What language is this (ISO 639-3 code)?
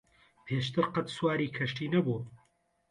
ckb